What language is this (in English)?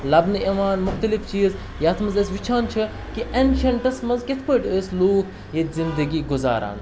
Kashmiri